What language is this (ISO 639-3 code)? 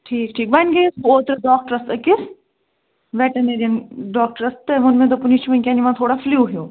kas